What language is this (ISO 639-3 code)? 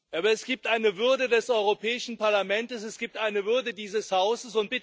deu